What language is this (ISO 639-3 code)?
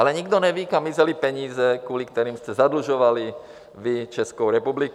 ces